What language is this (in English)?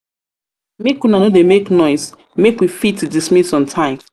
Nigerian Pidgin